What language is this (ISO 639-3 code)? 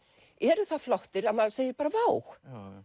isl